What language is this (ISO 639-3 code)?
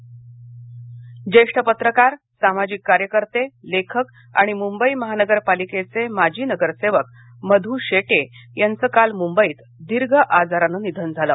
mar